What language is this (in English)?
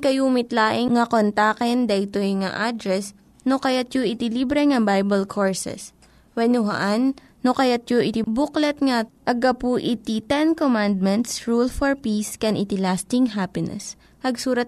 Filipino